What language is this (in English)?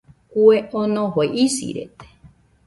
Nüpode Huitoto